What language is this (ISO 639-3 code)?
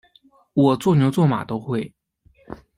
zho